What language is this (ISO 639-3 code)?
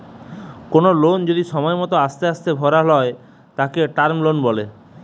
ben